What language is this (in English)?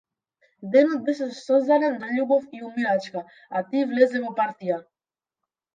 Macedonian